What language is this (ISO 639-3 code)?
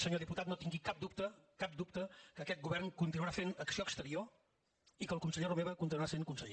cat